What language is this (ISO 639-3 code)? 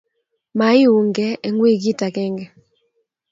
kln